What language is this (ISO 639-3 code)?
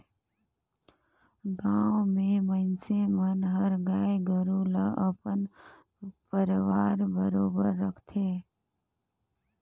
hne